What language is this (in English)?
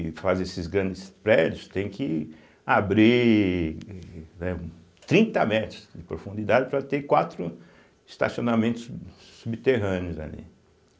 Portuguese